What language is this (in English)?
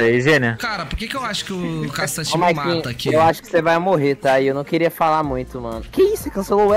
Portuguese